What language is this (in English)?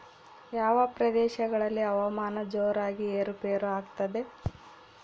Kannada